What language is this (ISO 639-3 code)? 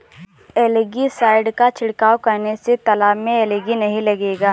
hin